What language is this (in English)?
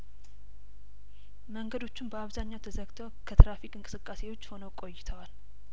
Amharic